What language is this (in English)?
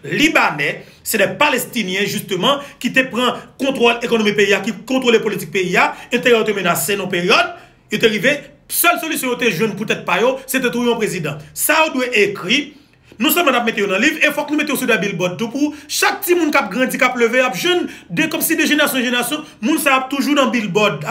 French